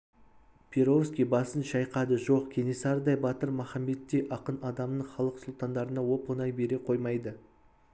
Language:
Kazakh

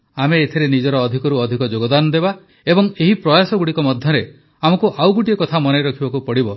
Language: Odia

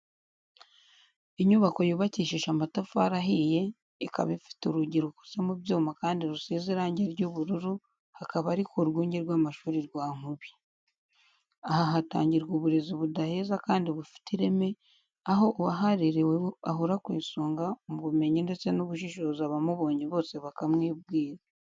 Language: Kinyarwanda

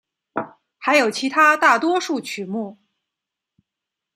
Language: Chinese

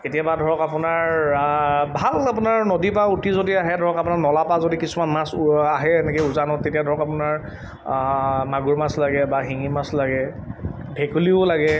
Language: Assamese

